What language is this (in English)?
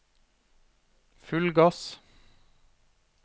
Norwegian